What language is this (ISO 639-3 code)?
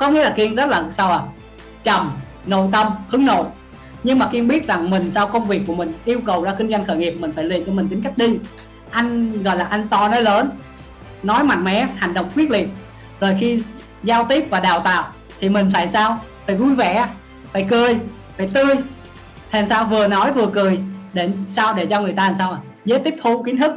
vie